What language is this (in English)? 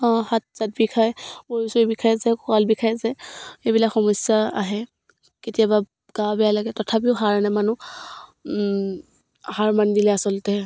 Assamese